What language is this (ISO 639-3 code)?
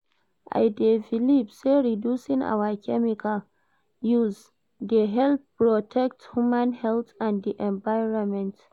pcm